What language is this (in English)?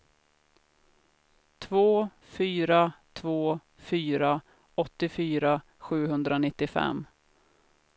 Swedish